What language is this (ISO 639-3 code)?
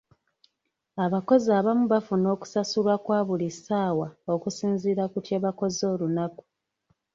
lug